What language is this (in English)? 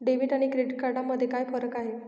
Marathi